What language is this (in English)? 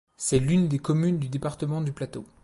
French